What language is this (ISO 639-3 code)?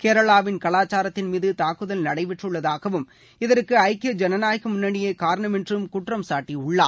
tam